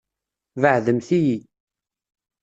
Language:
Kabyle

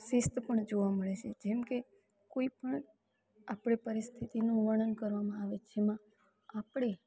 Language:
Gujarati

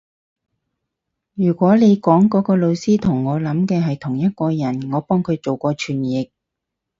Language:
Cantonese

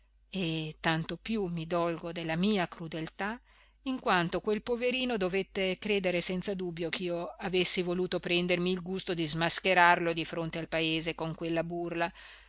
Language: Italian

